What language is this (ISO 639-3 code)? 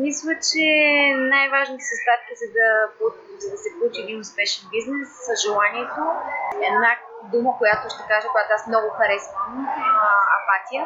bul